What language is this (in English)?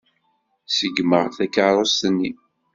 Kabyle